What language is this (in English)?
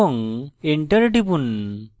Bangla